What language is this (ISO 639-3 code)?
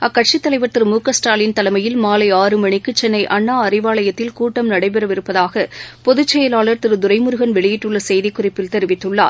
tam